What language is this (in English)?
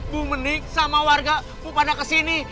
Indonesian